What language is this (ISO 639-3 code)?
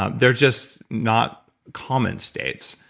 eng